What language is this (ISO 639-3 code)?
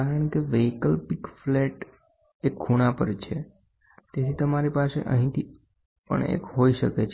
guj